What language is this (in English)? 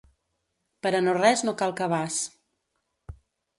Catalan